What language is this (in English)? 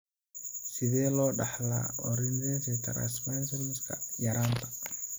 Somali